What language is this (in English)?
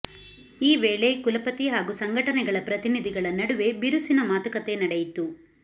Kannada